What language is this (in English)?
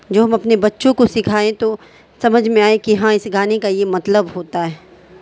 Urdu